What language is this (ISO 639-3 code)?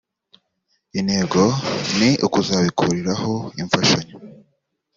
kin